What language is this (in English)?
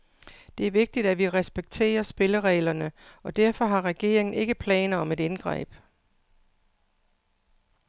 Danish